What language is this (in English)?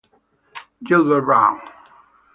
Italian